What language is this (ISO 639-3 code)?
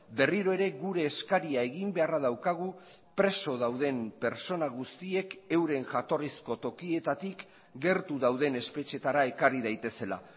eus